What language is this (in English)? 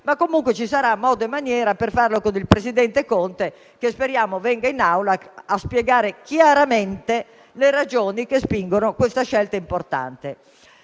Italian